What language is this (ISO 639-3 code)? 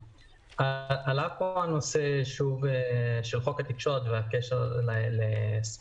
heb